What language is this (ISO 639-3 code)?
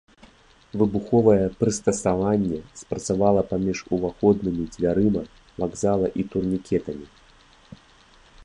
bel